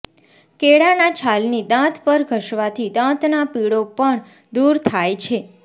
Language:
Gujarati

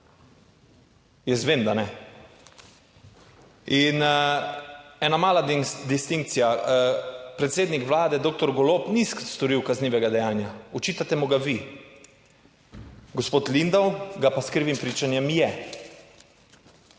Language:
Slovenian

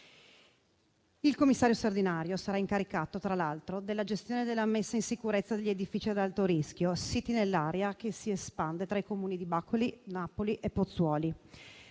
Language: Italian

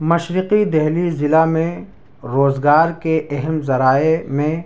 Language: Urdu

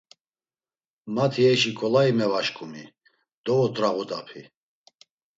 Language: Laz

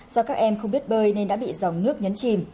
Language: Vietnamese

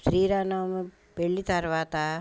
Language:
Telugu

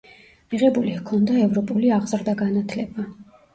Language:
Georgian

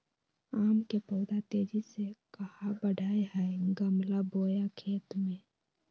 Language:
Magahi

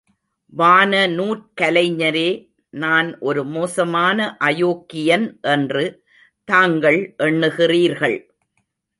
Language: Tamil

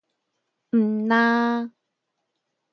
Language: Min Nan Chinese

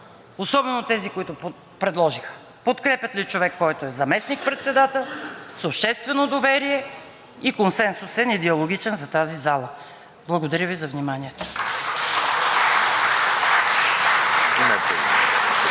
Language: Bulgarian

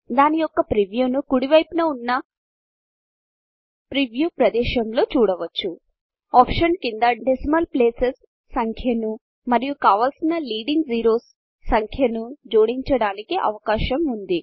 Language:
Telugu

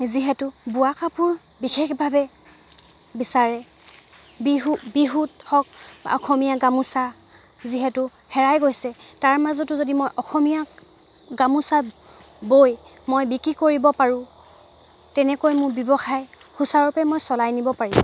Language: Assamese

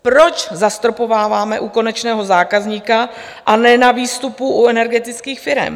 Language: Czech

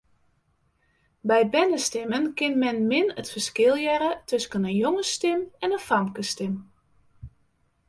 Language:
Western Frisian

